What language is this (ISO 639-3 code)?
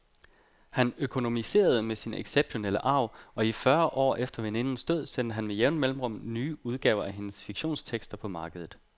dan